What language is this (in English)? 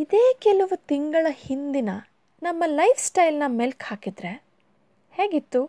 Kannada